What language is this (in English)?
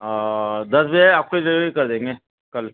Urdu